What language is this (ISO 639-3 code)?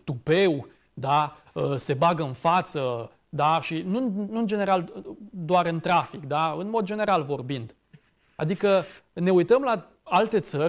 ron